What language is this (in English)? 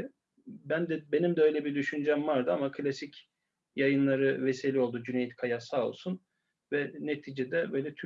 Turkish